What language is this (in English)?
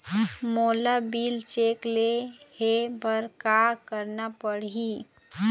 Chhattisgarhi